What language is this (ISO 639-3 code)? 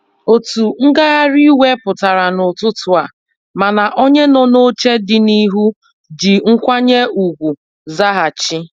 ibo